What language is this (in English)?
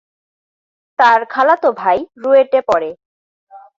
Bangla